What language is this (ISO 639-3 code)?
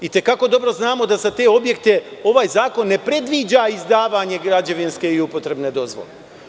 srp